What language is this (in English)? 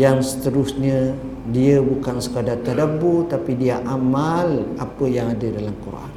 Malay